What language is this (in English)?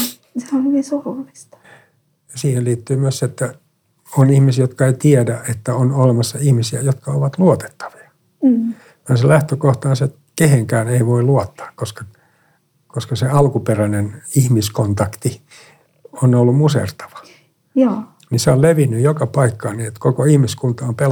Finnish